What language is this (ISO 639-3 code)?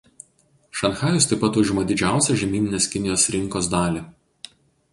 lit